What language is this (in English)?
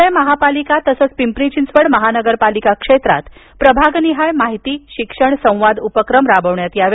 Marathi